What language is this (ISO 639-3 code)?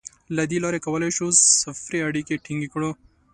pus